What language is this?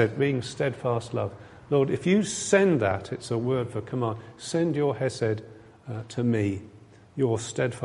English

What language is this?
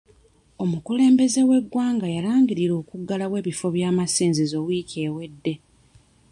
Ganda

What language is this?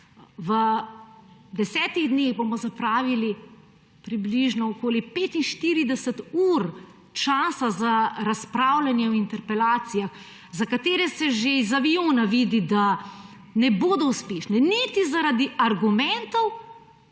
Slovenian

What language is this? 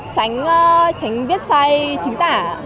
Vietnamese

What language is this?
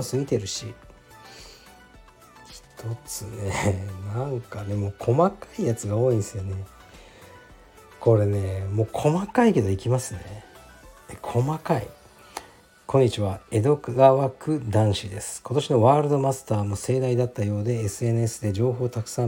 Japanese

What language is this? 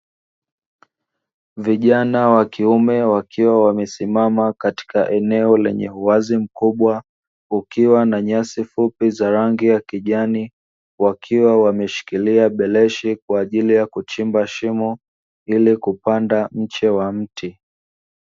Swahili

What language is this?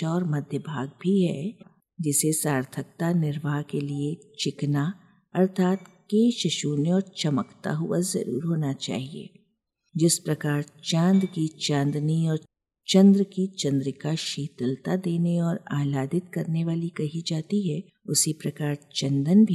Hindi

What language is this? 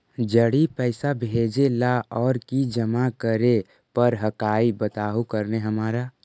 Magahi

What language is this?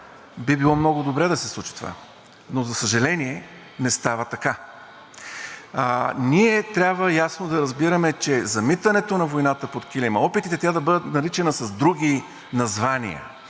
Bulgarian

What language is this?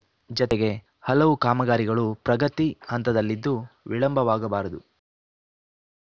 Kannada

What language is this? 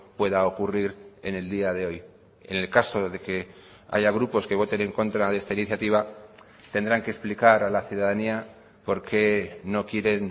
Spanish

